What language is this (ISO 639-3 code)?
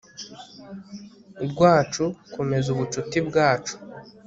kin